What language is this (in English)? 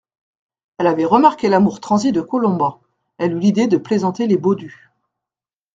French